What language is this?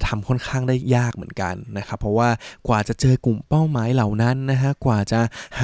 Thai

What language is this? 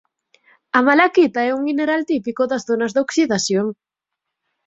Galician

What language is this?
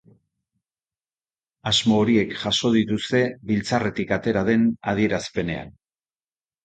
Basque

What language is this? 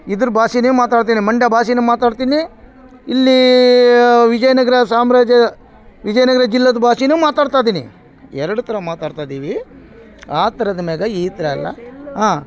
Kannada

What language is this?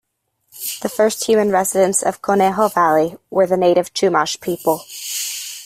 English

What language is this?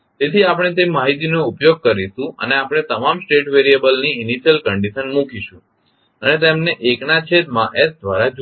Gujarati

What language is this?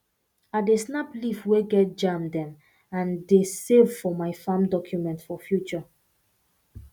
Nigerian Pidgin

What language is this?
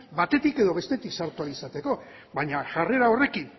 Basque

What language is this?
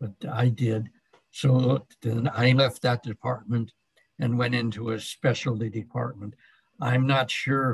English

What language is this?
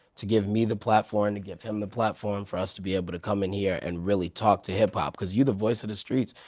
English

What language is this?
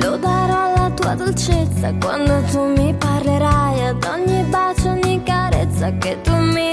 Chinese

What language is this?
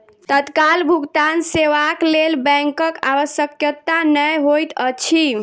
Maithili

